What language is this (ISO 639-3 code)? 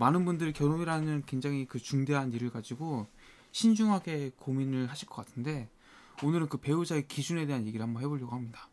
kor